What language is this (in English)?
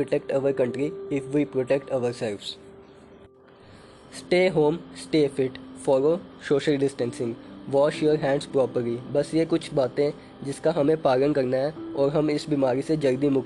Hindi